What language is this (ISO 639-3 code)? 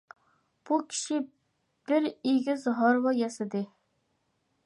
uig